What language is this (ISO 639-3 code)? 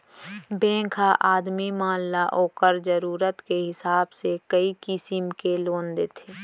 hne